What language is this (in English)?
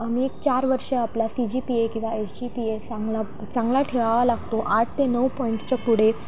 Marathi